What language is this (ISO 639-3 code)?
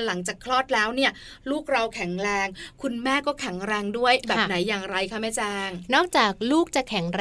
tha